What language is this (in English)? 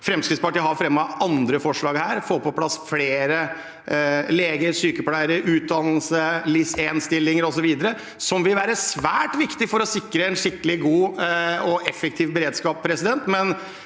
Norwegian